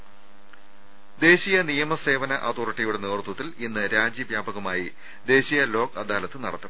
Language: Malayalam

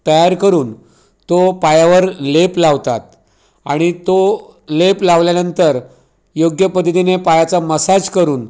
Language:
Marathi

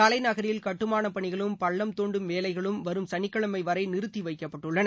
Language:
Tamil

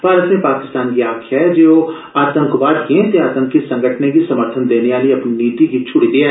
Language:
Dogri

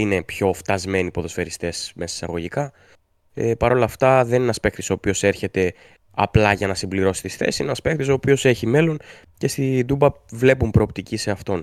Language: Greek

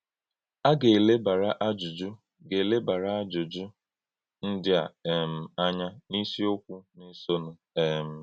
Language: Igbo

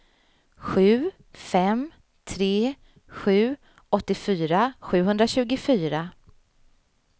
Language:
Swedish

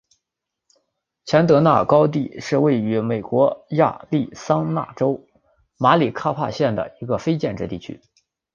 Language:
Chinese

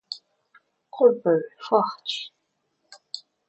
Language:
Portuguese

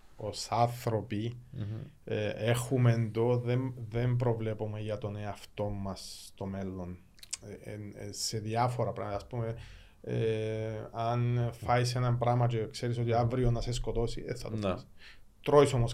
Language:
Greek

